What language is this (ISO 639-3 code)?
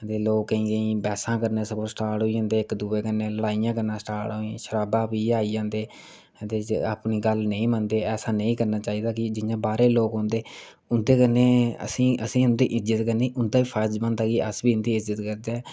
doi